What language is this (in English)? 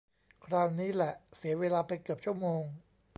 Thai